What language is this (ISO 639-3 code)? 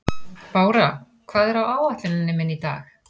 isl